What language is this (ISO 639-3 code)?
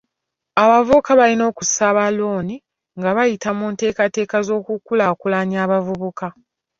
lug